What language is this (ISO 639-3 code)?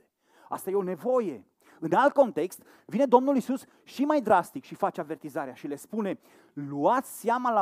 ron